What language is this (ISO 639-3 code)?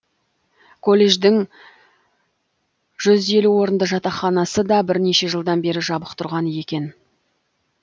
kaz